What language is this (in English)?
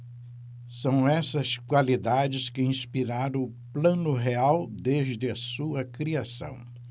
Portuguese